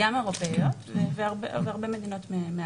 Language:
Hebrew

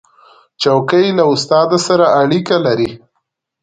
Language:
Pashto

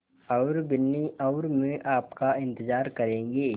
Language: Hindi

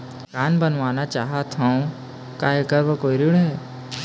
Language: Chhattisgarhi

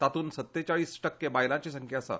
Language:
Konkani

